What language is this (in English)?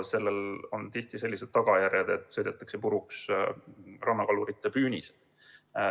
Estonian